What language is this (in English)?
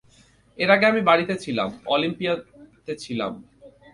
Bangla